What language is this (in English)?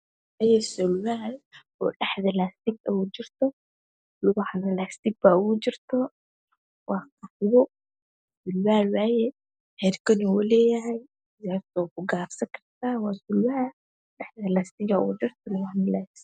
Somali